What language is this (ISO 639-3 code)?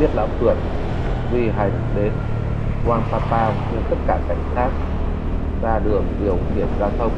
vie